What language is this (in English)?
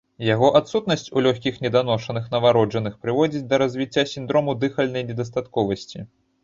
Belarusian